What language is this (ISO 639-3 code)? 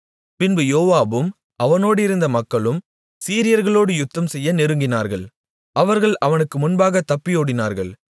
tam